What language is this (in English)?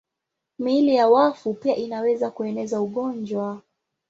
Swahili